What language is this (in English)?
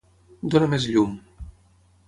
Catalan